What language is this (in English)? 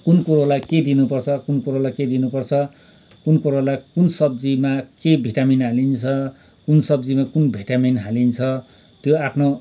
Nepali